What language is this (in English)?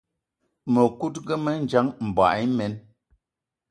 Eton (Cameroon)